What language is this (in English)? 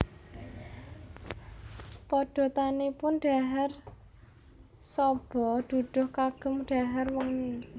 Javanese